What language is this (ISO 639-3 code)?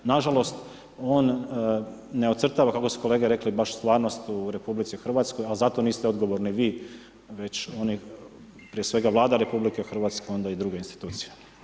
hrv